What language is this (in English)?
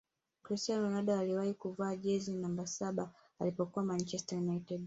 Swahili